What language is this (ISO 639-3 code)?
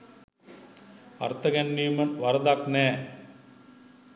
sin